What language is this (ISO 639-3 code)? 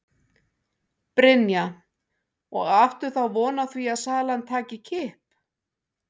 isl